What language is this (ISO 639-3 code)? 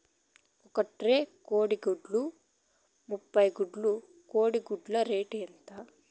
tel